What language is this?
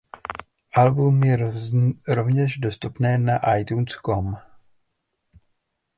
Czech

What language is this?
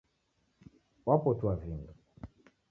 Taita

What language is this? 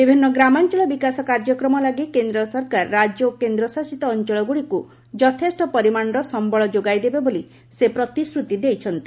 Odia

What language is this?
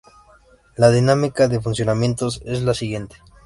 Spanish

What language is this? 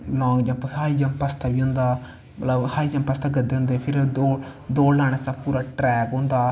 Dogri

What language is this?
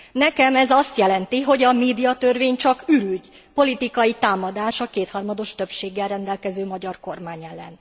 Hungarian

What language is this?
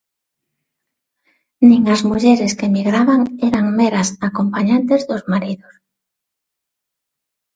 Galician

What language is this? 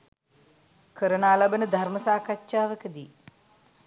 Sinhala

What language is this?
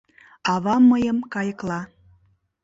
Mari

